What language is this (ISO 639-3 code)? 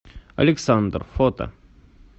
rus